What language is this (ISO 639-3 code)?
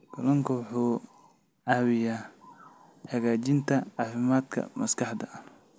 som